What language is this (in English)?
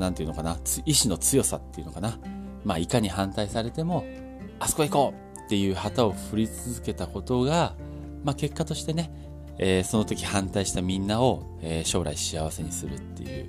Japanese